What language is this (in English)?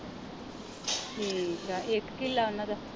Punjabi